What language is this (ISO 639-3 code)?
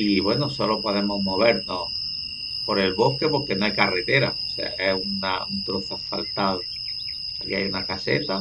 spa